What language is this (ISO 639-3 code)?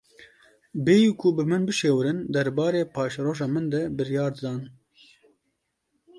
kur